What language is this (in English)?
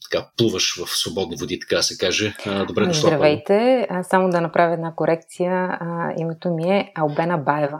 Bulgarian